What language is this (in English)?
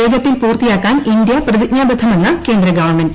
Malayalam